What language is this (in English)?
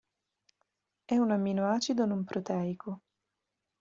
Italian